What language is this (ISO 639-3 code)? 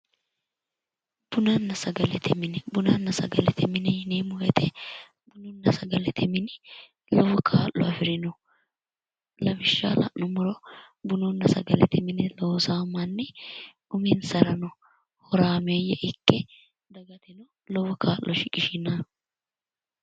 sid